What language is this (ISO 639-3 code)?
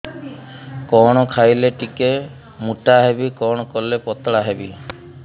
ori